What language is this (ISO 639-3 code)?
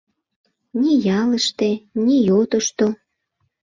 chm